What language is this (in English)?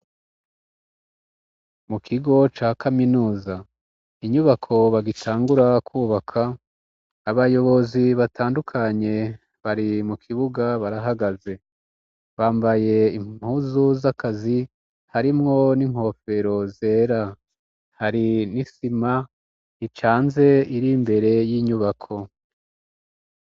Rundi